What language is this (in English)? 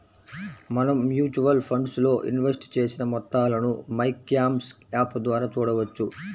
Telugu